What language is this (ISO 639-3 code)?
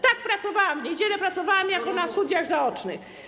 pol